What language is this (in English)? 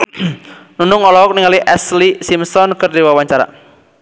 Sundanese